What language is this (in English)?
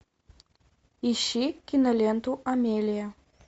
Russian